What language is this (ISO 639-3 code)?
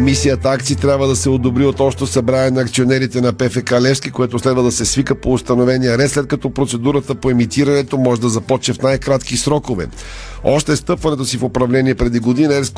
bul